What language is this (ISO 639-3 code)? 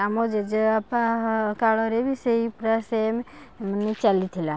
ori